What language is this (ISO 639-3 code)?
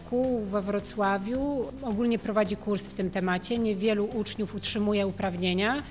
pol